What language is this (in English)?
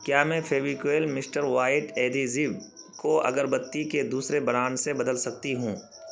Urdu